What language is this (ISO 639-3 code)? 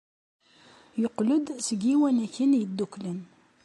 kab